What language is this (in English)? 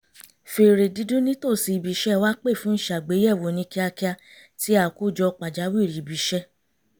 Yoruba